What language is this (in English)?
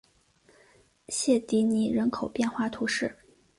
Chinese